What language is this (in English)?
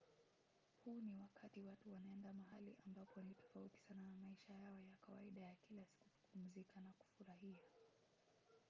Swahili